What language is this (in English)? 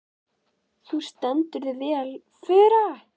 Icelandic